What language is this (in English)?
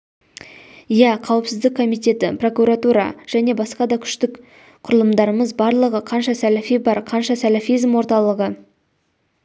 Kazakh